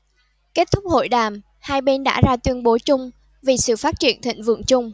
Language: Vietnamese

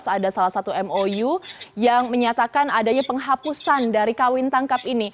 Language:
Indonesian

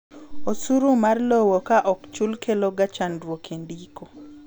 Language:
Luo (Kenya and Tanzania)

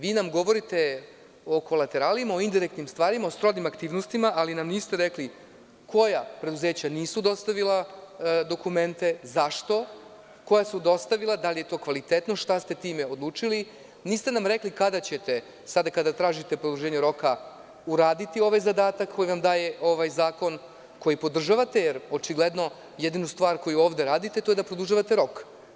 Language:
Serbian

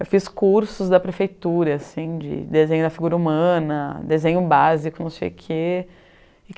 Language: Portuguese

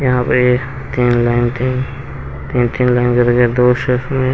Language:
Hindi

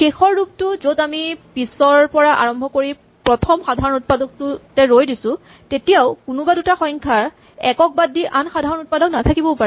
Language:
Assamese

